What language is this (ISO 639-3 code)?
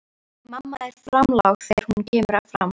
isl